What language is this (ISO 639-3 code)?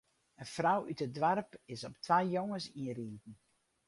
fry